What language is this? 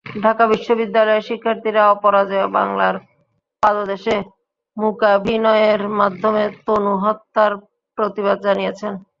Bangla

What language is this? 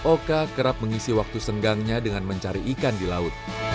Indonesian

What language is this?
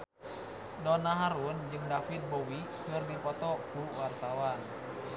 Sundanese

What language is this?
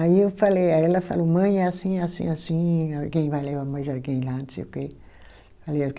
Portuguese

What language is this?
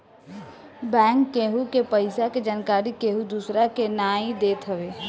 Bhojpuri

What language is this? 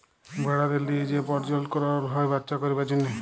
Bangla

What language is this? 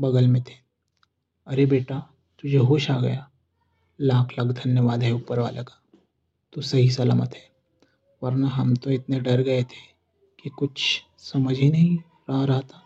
Hindi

